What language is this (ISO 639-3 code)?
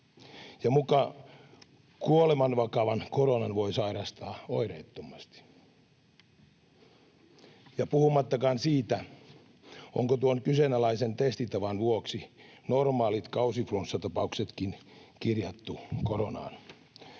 fin